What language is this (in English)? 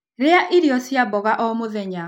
Kikuyu